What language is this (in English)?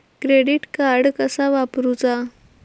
Marathi